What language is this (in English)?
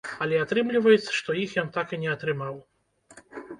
Belarusian